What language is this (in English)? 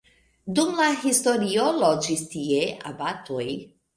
Esperanto